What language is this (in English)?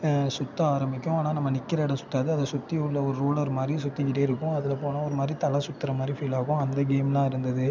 Tamil